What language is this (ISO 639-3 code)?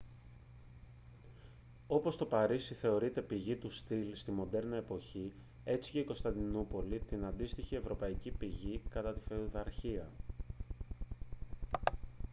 ell